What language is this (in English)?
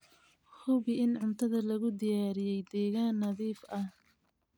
Somali